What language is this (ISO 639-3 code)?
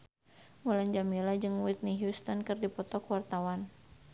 sun